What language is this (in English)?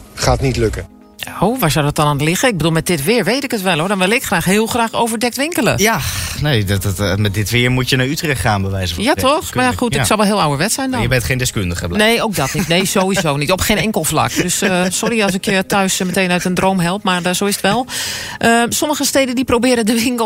Dutch